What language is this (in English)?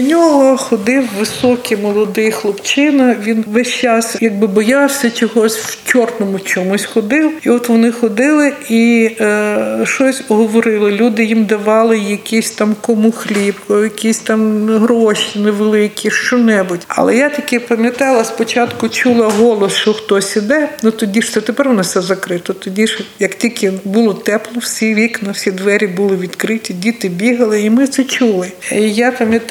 Ukrainian